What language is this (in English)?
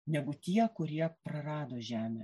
Lithuanian